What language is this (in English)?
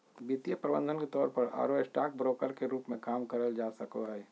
Magahi